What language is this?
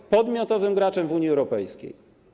Polish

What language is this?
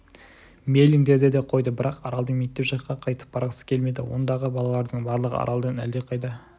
Kazakh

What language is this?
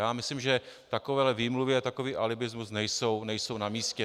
Czech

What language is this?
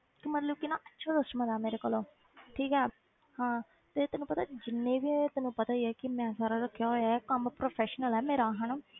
Punjabi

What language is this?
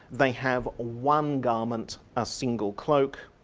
English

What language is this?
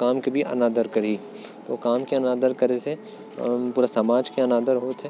Korwa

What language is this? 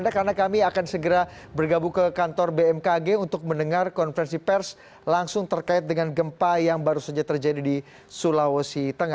Indonesian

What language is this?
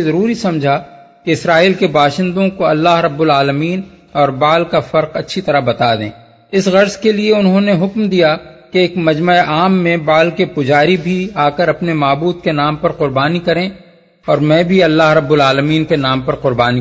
Urdu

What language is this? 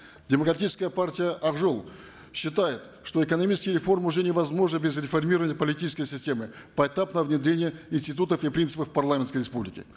Kazakh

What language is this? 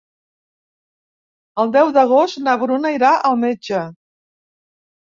Catalan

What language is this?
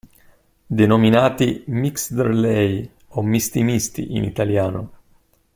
Italian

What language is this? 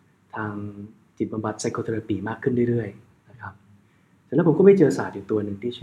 Thai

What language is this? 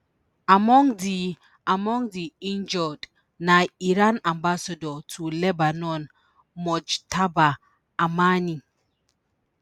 Nigerian Pidgin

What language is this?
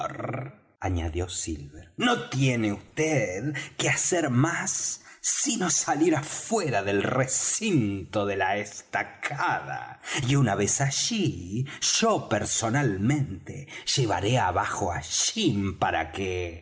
Spanish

